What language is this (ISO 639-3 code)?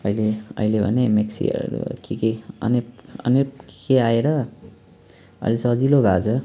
nep